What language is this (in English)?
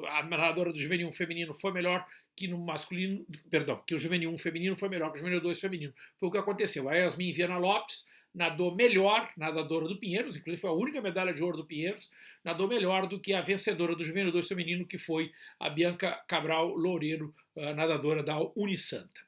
Portuguese